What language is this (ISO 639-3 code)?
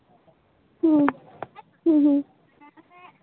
sat